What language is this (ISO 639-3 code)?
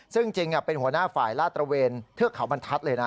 tha